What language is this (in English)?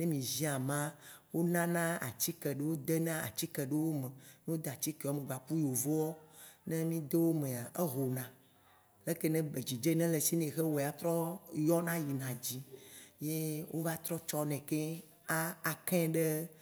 Waci Gbe